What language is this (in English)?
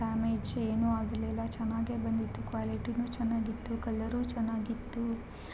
Kannada